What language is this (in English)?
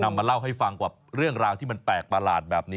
Thai